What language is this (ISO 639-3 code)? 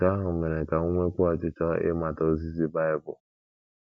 ibo